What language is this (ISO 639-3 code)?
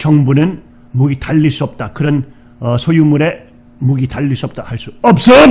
kor